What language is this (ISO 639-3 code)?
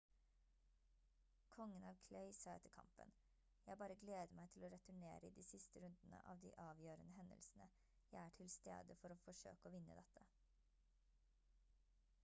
nob